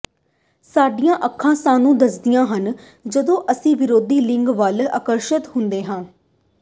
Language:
Punjabi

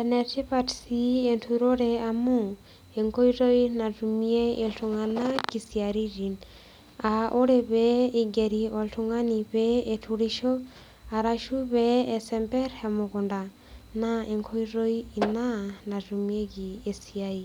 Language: Masai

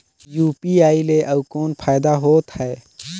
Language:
Chhattisgarhi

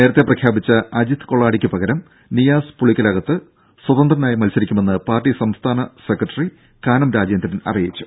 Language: Malayalam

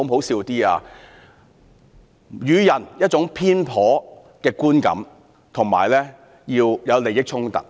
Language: Cantonese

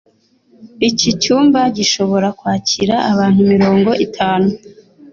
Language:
Kinyarwanda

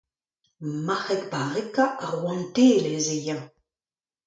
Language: Breton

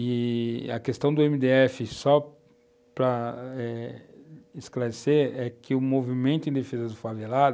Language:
Portuguese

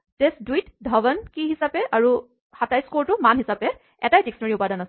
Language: Assamese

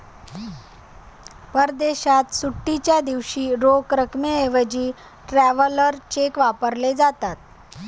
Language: Marathi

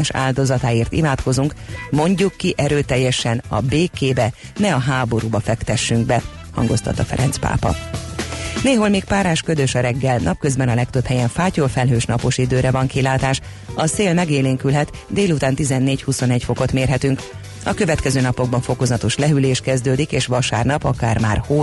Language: Hungarian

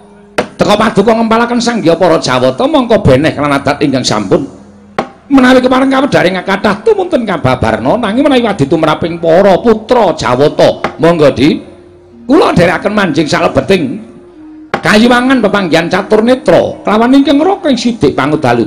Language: Indonesian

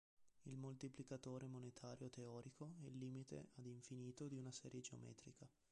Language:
Italian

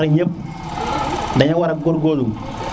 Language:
Serer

